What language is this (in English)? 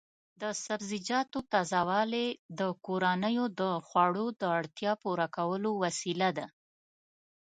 Pashto